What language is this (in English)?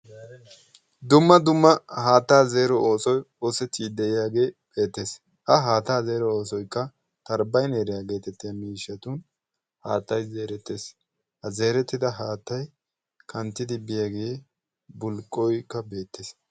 Wolaytta